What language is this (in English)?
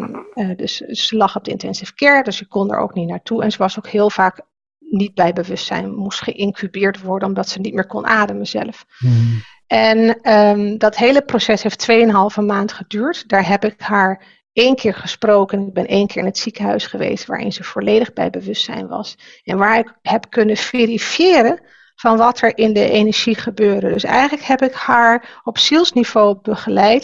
Dutch